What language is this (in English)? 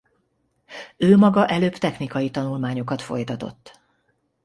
Hungarian